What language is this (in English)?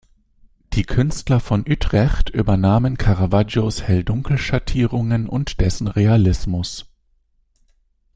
German